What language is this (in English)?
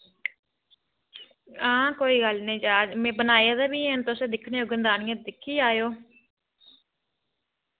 Dogri